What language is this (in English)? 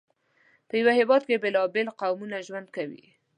Pashto